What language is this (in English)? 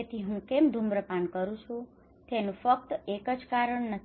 Gujarati